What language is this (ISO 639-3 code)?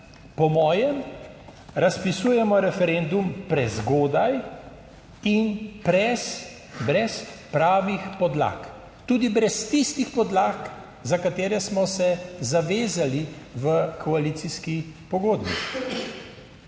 slv